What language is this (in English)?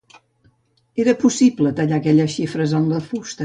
Catalan